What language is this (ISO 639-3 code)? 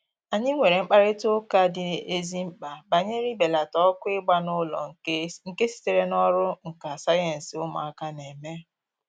ibo